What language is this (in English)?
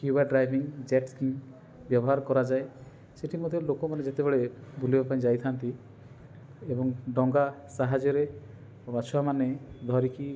Odia